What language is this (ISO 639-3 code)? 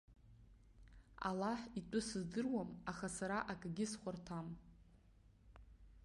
abk